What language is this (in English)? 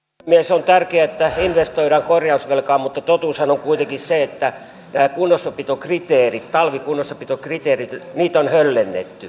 Finnish